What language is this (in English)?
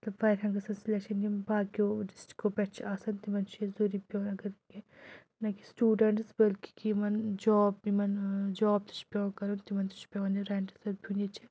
Kashmiri